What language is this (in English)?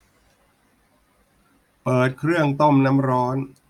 Thai